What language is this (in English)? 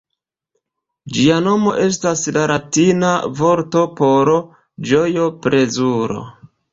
Esperanto